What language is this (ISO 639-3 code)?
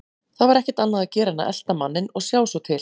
isl